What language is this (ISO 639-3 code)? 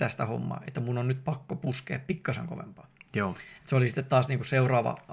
fin